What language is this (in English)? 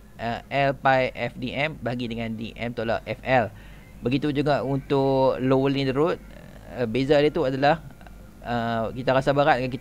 Malay